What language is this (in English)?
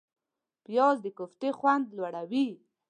Pashto